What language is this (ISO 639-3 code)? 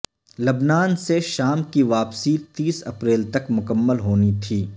urd